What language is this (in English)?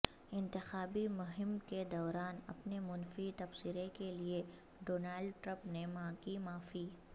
Urdu